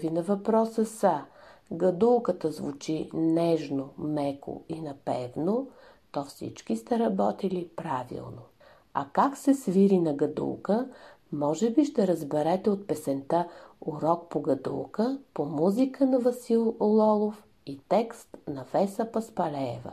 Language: Bulgarian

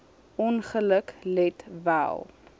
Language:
Afrikaans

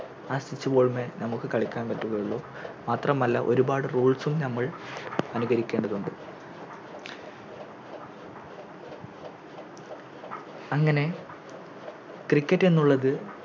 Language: Malayalam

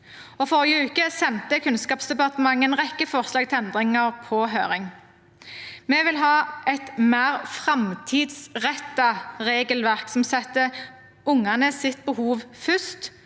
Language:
Norwegian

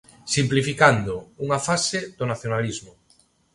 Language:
Galician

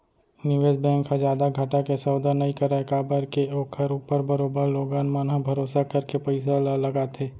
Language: Chhattisgarhi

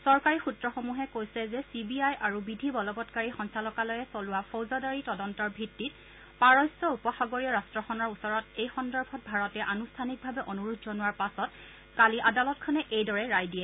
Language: Assamese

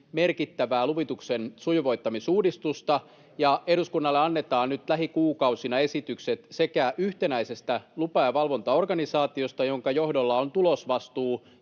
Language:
Finnish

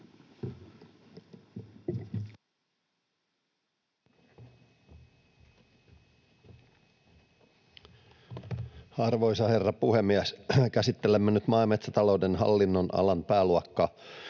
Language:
Finnish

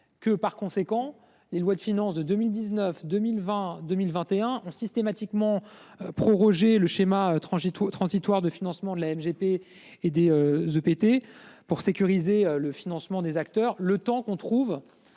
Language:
French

